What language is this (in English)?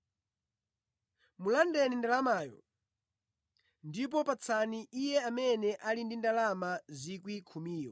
Nyanja